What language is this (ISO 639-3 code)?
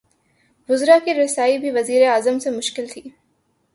urd